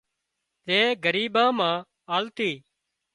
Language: Wadiyara Koli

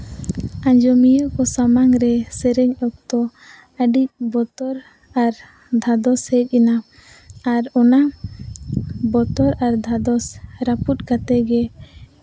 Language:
Santali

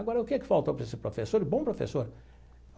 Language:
Portuguese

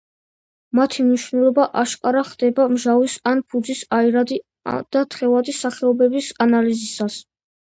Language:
Georgian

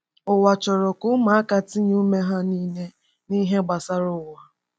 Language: Igbo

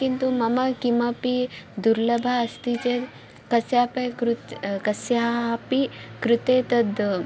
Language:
Sanskrit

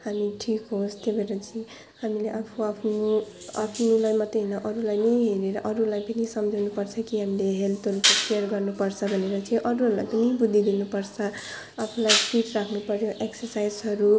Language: Nepali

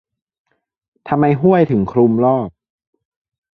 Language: Thai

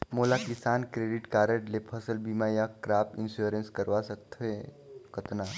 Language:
Chhattisgarhi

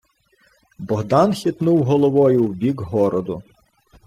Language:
Ukrainian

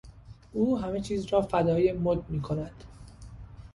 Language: Persian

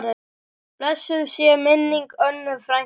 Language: Icelandic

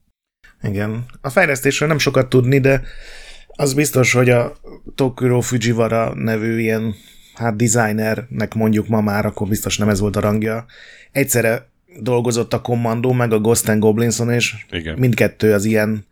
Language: Hungarian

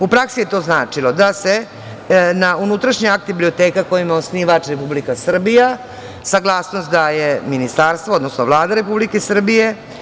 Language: Serbian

